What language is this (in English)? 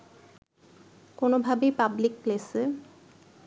Bangla